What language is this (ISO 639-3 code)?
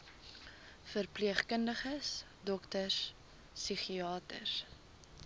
afr